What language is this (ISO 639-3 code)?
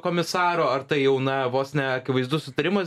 lit